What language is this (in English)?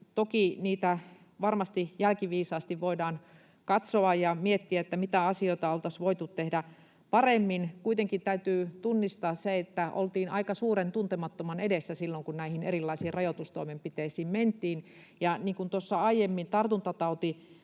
Finnish